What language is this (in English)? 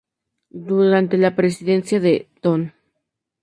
Spanish